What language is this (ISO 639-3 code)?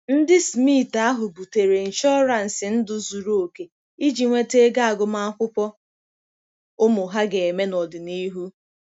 ibo